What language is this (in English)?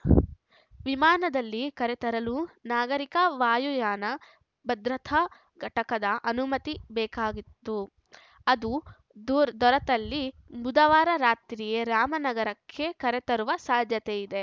Kannada